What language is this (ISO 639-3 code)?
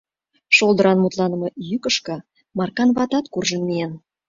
chm